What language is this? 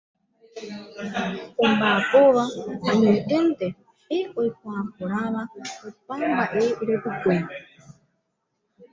Guarani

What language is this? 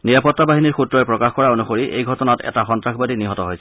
Assamese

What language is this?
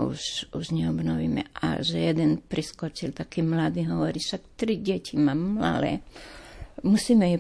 Slovak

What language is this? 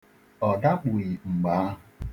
Igbo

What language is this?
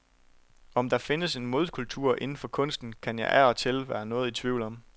Danish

